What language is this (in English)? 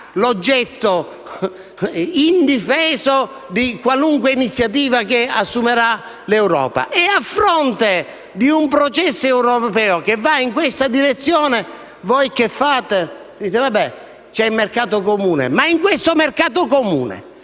Italian